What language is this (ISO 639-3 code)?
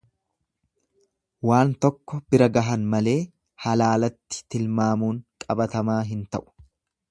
orm